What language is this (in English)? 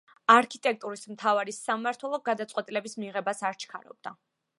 Georgian